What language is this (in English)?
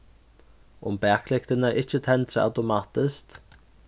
Faroese